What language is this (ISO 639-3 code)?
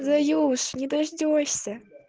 rus